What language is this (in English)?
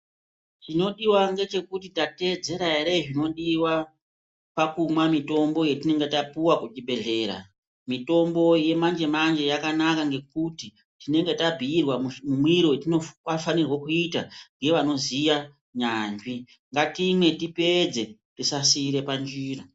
Ndau